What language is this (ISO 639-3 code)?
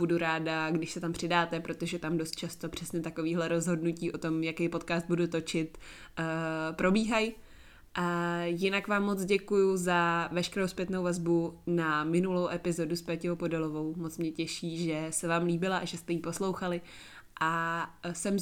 ces